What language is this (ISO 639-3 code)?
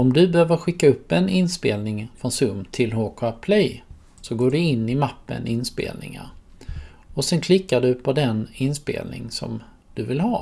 swe